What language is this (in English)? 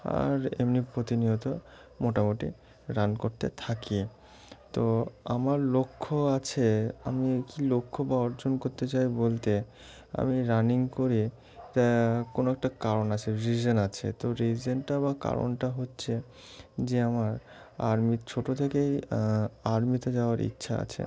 Bangla